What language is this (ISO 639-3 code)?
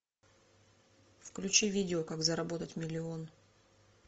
rus